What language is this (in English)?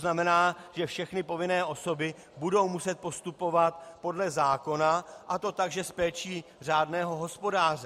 Czech